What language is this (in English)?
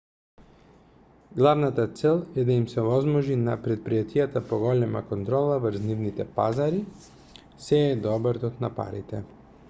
Macedonian